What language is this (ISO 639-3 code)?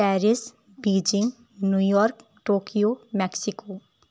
urd